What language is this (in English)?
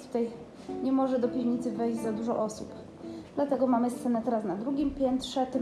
Polish